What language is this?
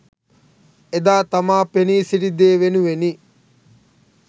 Sinhala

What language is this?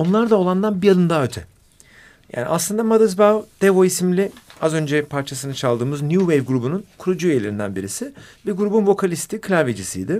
Turkish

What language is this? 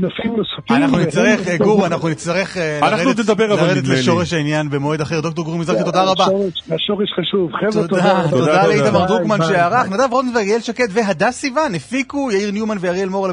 Hebrew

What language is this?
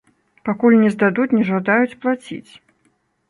Belarusian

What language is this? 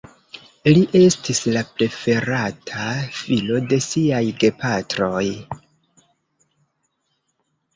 Esperanto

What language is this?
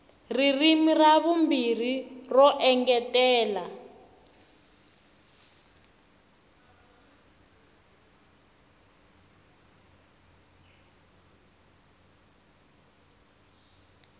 Tsonga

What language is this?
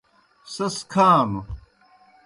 Kohistani Shina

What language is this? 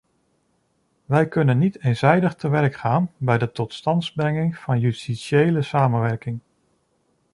Dutch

